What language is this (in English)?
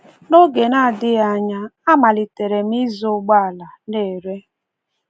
Igbo